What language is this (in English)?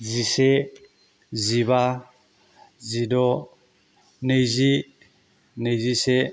Bodo